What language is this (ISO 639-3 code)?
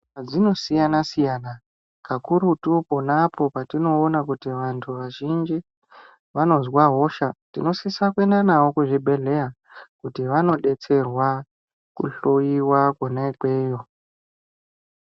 ndc